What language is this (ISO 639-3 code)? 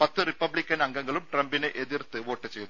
mal